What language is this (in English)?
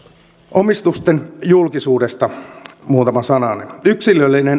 Finnish